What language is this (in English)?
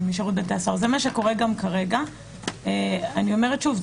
Hebrew